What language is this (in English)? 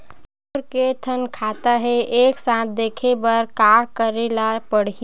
Chhattisgarhi